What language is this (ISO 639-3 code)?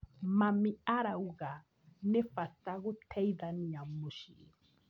kik